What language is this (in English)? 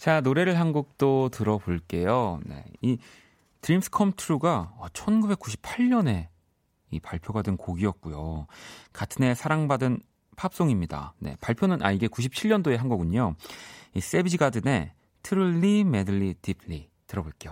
Korean